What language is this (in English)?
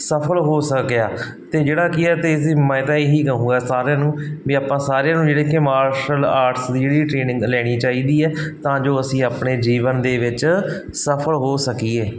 Punjabi